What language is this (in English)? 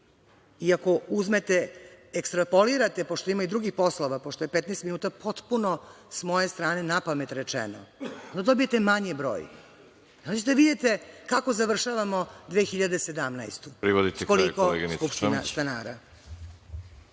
Serbian